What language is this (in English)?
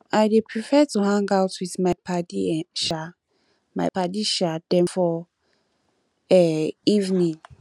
Nigerian Pidgin